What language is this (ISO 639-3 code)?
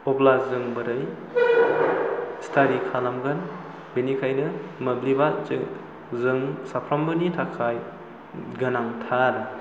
brx